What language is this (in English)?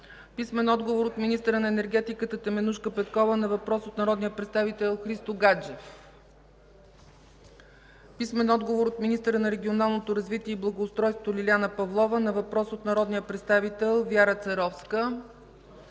Bulgarian